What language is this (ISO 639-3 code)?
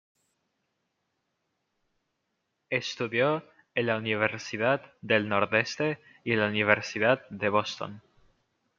spa